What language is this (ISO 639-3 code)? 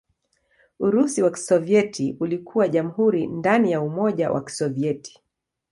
swa